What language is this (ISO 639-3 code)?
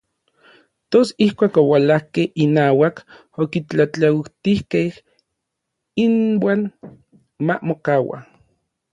nlv